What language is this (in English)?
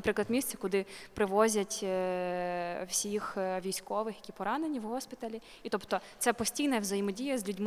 Ukrainian